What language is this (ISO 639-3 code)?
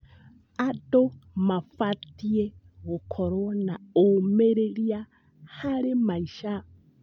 kik